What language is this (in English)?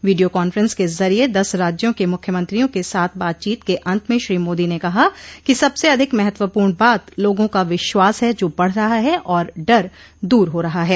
Hindi